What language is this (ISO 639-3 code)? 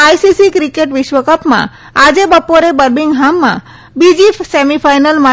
guj